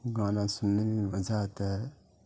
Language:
Urdu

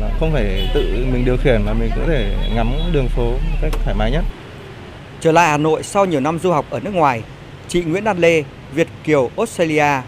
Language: Vietnamese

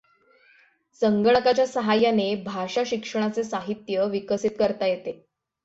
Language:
Marathi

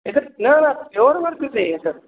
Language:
Sanskrit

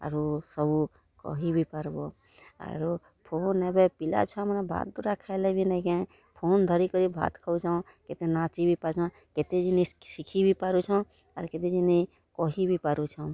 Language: Odia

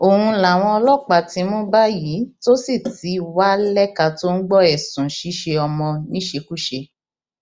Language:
Yoruba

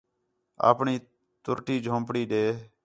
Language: Khetrani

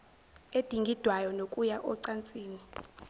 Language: Zulu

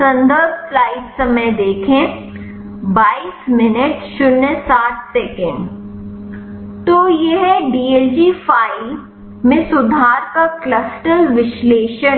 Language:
Hindi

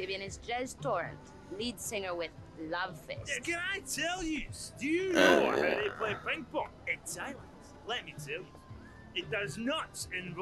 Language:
English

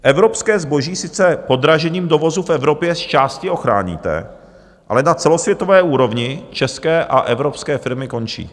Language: Czech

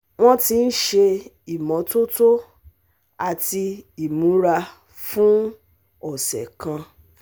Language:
Yoruba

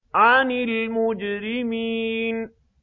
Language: Arabic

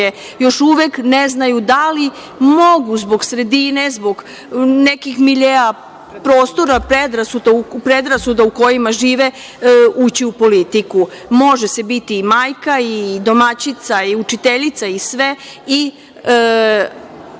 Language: Serbian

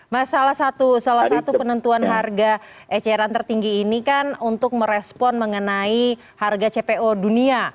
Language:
Indonesian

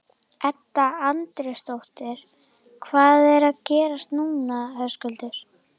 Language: Icelandic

